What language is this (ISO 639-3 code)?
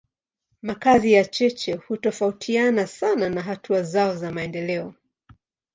swa